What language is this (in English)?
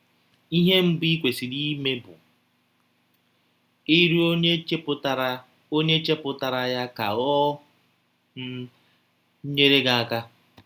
Igbo